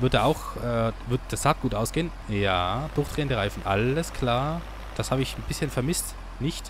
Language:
German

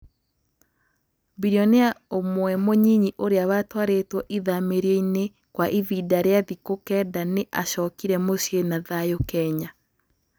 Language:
Kikuyu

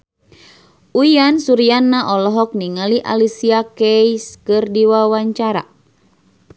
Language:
Sundanese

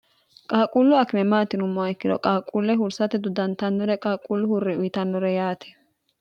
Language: Sidamo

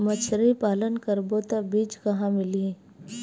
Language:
Chhattisgarhi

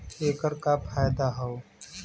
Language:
Bhojpuri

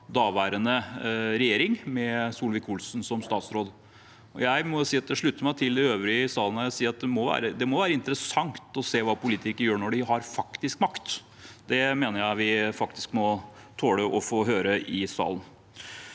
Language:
Norwegian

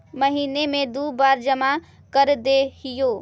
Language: Magahi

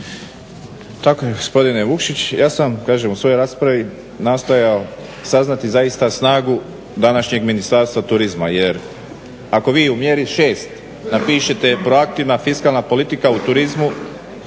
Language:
Croatian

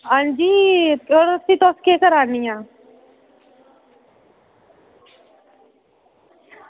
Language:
Dogri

